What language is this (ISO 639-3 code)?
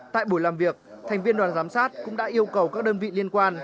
vie